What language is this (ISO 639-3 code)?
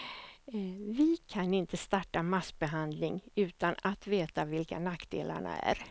swe